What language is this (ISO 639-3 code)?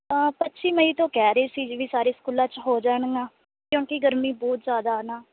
pan